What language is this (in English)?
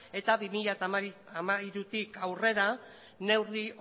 Basque